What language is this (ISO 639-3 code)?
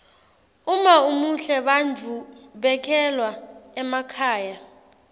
ssw